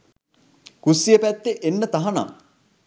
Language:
Sinhala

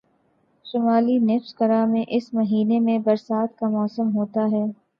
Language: Urdu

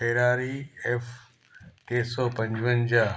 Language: Sindhi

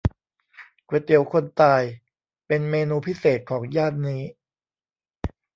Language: Thai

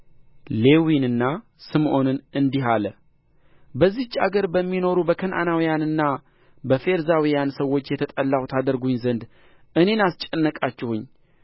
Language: Amharic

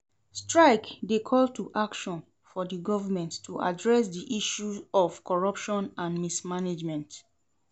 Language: Nigerian Pidgin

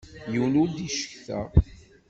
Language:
Kabyle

